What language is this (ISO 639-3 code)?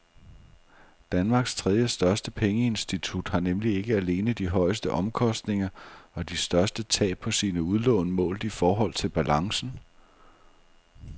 dan